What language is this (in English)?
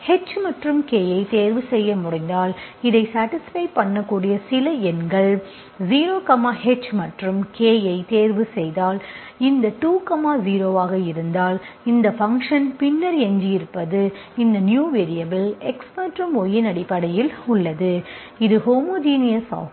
Tamil